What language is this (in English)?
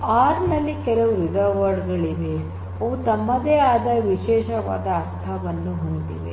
Kannada